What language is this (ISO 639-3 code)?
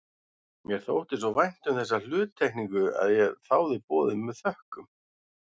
isl